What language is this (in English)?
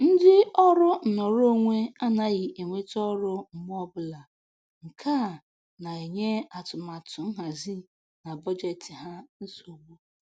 Igbo